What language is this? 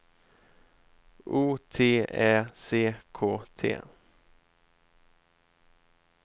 Swedish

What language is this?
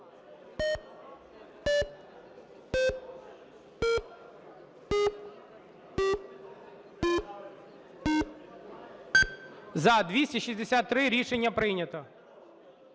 Ukrainian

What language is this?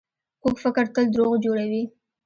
Pashto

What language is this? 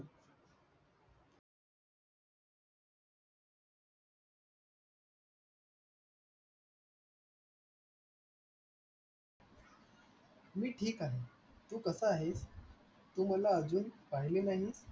Marathi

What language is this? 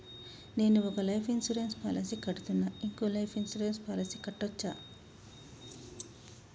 Telugu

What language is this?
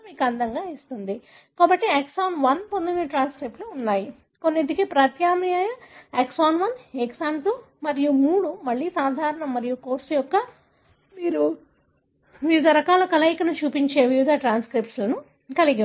Telugu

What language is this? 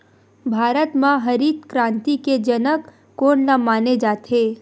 Chhattisgarhi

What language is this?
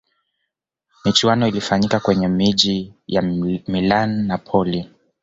Swahili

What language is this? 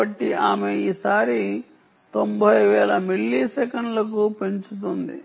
Telugu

